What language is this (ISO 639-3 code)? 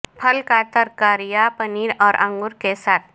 urd